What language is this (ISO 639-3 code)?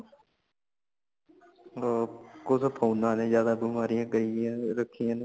pan